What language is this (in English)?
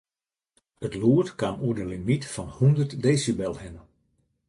Western Frisian